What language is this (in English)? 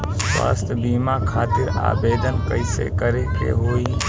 Bhojpuri